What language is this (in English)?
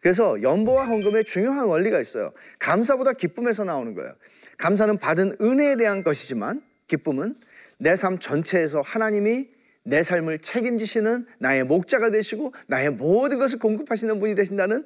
Korean